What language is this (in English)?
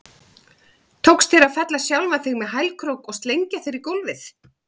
Icelandic